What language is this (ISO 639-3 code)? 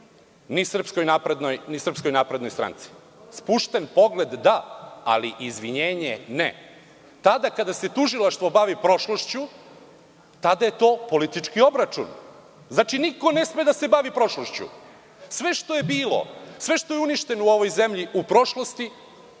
srp